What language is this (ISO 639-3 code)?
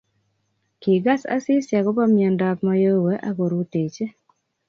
kln